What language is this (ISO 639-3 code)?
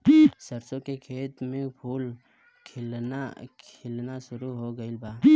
bho